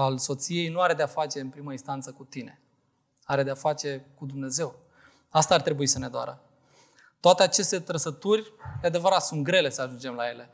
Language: Romanian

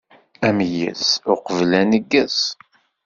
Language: Kabyle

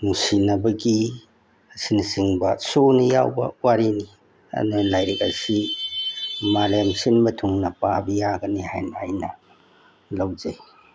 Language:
Manipuri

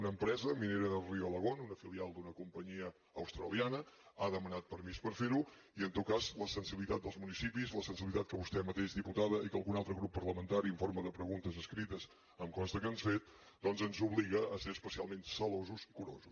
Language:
Catalan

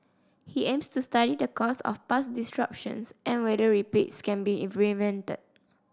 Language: English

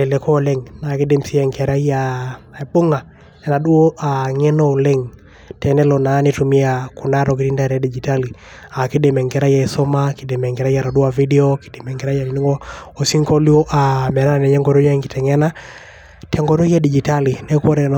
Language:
Masai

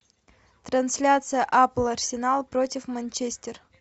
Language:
Russian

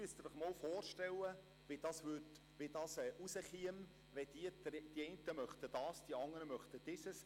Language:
Swiss German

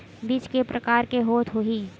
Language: Chhattisgarhi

